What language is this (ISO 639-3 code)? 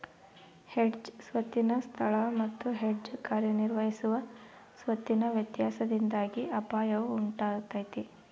kan